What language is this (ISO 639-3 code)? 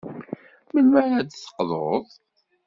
kab